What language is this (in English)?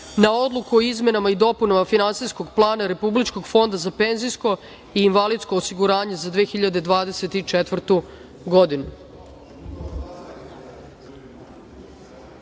Serbian